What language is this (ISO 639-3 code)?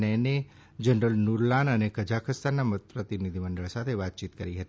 guj